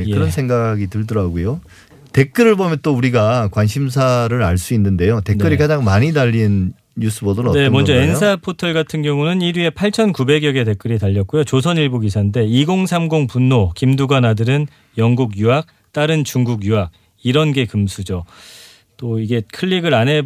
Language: Korean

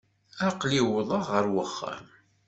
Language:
Kabyle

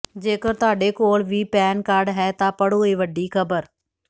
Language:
Punjabi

